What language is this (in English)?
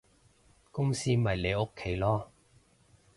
Cantonese